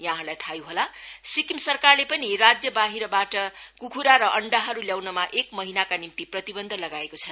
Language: Nepali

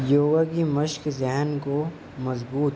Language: Urdu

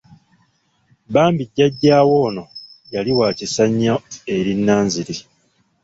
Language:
Ganda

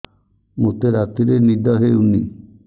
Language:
Odia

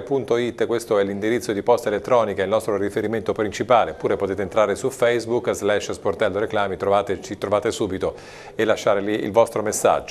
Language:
Italian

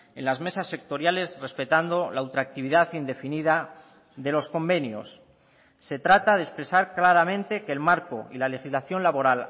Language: Spanish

